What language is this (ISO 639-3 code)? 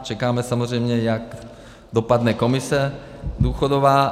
ces